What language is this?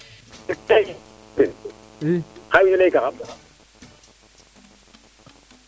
Serer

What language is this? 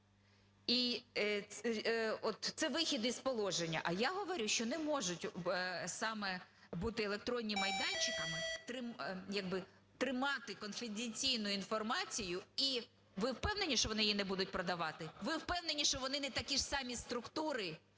Ukrainian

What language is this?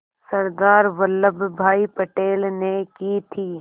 Hindi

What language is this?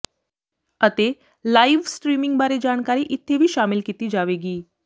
Punjabi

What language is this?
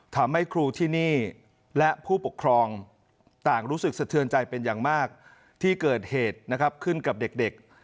Thai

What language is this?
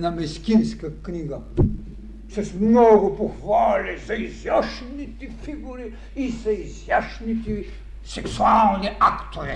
Bulgarian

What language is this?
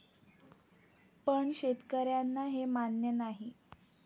Marathi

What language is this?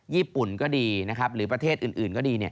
Thai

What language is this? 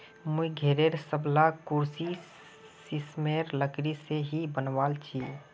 Magahi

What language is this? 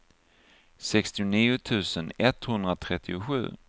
Swedish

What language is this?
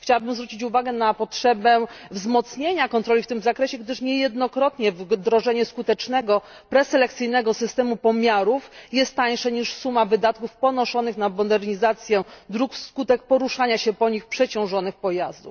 Polish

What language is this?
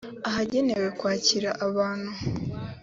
Kinyarwanda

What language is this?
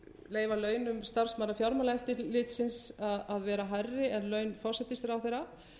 Icelandic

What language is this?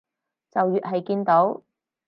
Cantonese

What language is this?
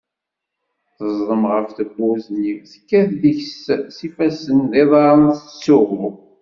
Kabyle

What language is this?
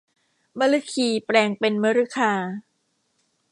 Thai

